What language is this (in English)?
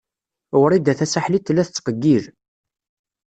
Kabyle